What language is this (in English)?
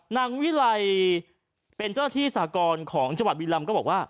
Thai